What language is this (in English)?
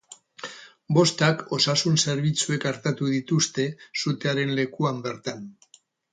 Basque